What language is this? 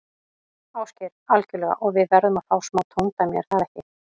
Icelandic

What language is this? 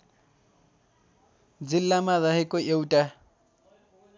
Nepali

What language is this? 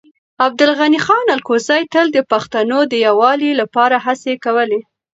Pashto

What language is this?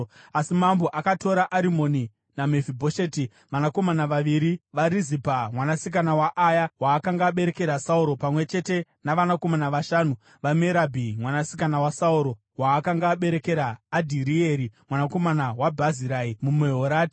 Shona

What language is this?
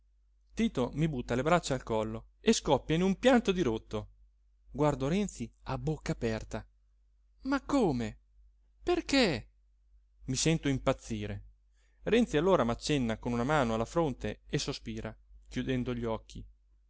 Italian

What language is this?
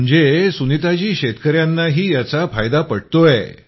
Marathi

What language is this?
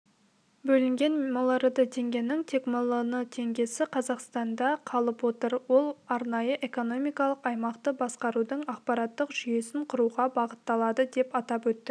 Kazakh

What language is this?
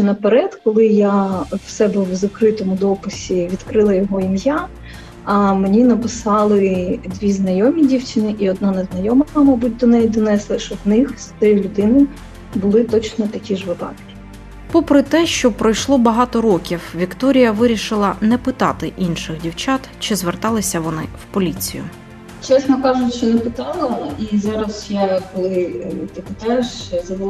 Ukrainian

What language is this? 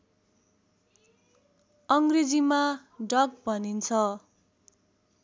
Nepali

